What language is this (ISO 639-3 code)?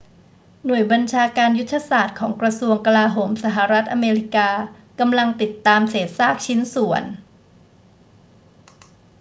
tha